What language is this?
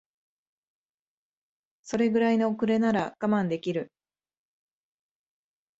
Japanese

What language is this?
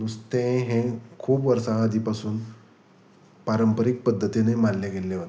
Konkani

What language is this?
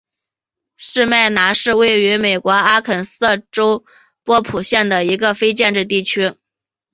Chinese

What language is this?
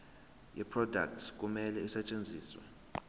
Zulu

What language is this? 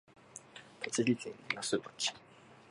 Japanese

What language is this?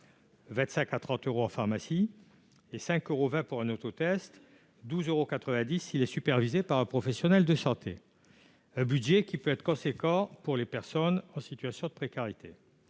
French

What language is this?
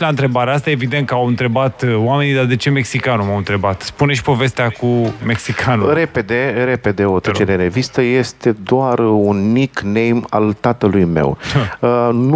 Romanian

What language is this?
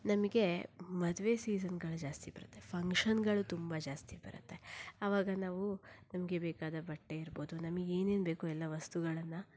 Kannada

